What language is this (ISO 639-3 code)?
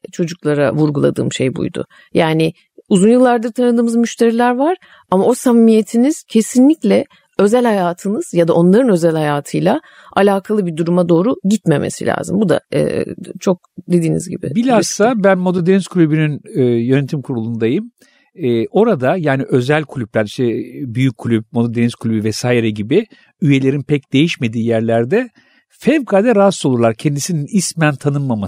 tur